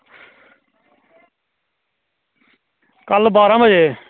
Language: Dogri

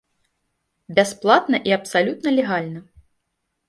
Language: Belarusian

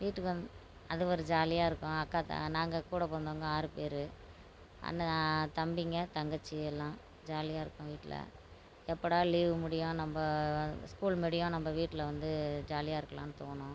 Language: Tamil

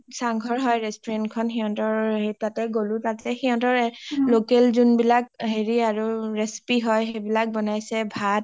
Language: Assamese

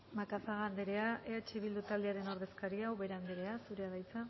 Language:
Basque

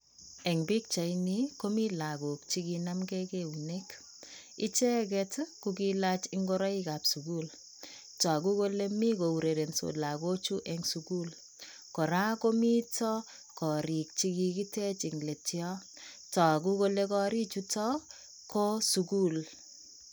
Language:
Kalenjin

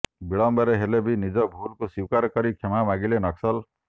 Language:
Odia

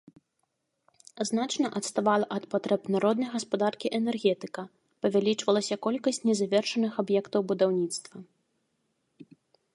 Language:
Belarusian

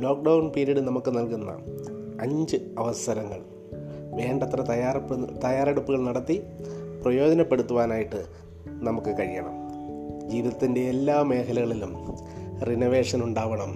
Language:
Malayalam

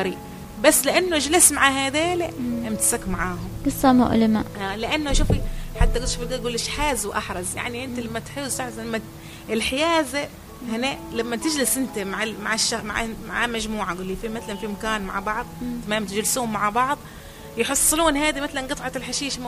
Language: Arabic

